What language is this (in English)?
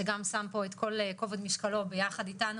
Hebrew